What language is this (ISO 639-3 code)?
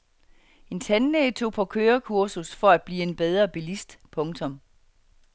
dan